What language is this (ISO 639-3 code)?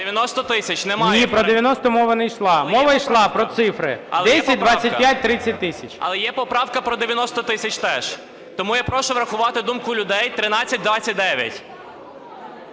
ukr